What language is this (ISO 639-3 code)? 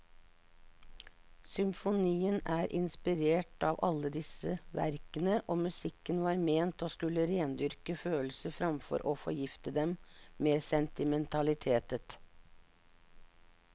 nor